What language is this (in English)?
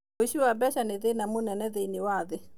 Kikuyu